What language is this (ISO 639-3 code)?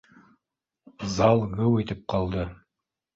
bak